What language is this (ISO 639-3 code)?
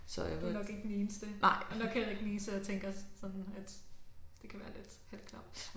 dan